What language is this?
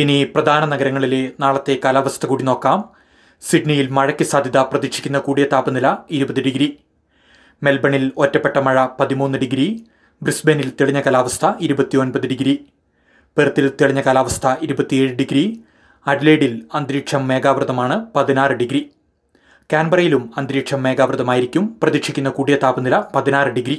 Malayalam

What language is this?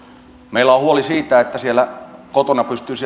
Finnish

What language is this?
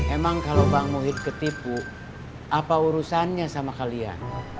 Indonesian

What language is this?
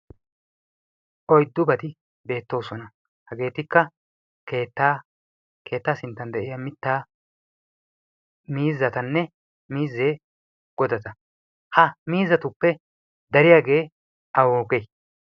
Wolaytta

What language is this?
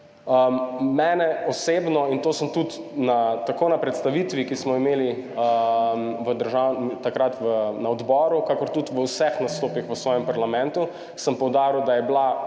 Slovenian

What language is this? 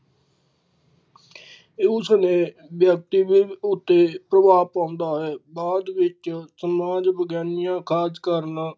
Punjabi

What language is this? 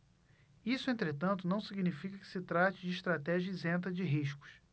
Portuguese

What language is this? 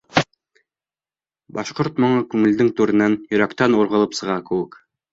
Bashkir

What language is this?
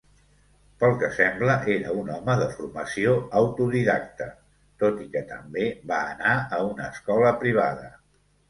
Catalan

